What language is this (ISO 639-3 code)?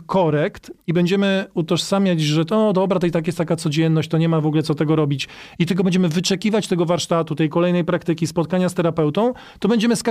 pol